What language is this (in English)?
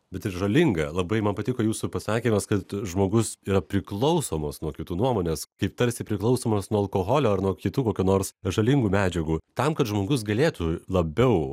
Lithuanian